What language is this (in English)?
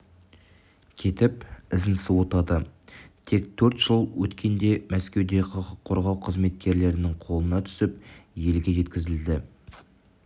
Kazakh